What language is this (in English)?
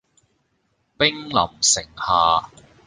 Cantonese